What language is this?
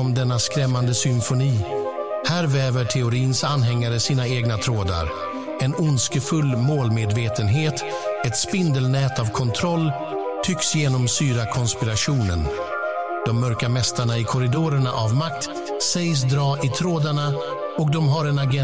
Swedish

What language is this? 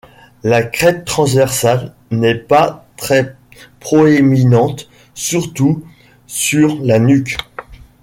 French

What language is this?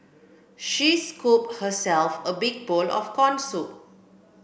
English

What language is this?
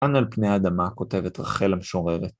Hebrew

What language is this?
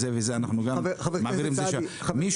Hebrew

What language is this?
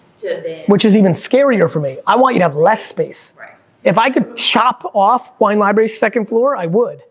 English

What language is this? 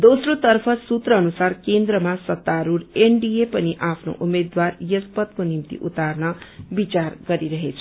Nepali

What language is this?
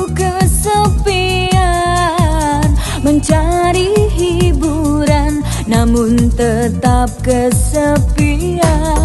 Indonesian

